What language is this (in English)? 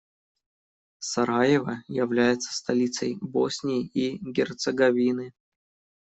Russian